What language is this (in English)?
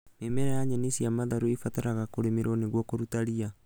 Kikuyu